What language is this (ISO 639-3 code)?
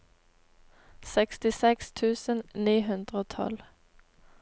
nor